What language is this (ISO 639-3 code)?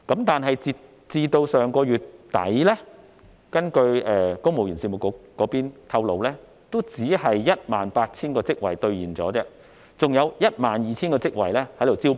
yue